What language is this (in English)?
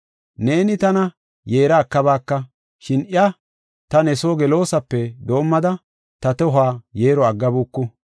Gofa